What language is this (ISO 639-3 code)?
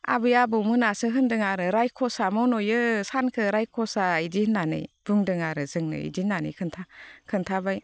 brx